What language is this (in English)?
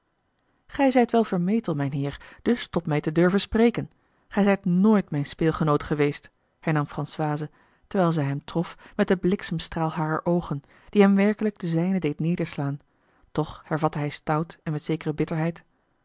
Dutch